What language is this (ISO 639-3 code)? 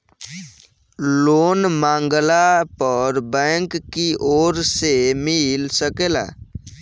bho